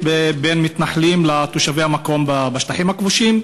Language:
Hebrew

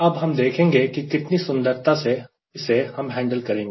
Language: Hindi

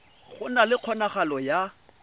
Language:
Tswana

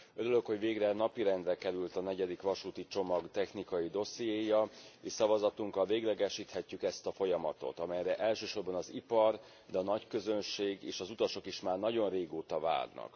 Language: Hungarian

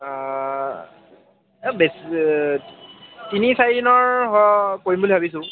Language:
Assamese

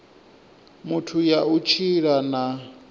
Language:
Venda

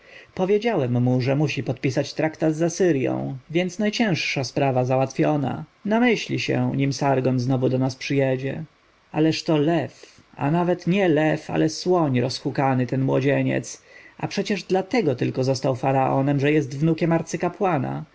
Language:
Polish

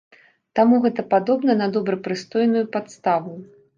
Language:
Belarusian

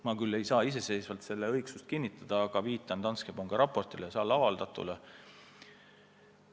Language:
Estonian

